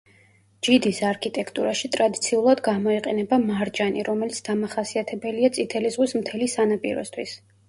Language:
Georgian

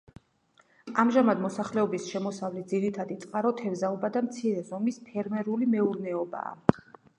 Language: Georgian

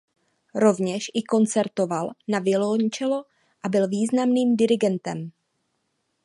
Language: Czech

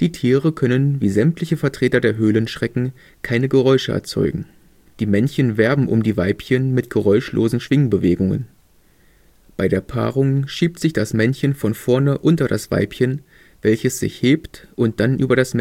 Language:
German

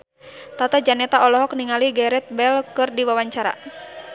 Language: Sundanese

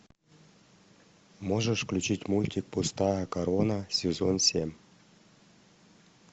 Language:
Russian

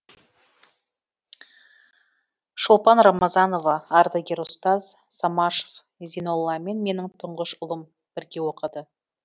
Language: Kazakh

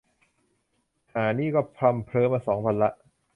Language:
Thai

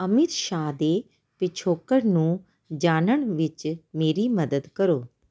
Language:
Punjabi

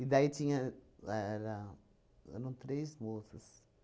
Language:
Portuguese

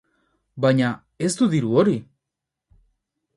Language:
Basque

